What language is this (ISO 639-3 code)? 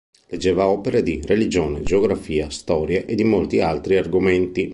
ita